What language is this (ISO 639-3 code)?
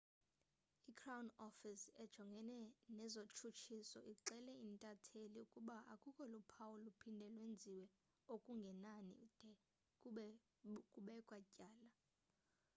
xho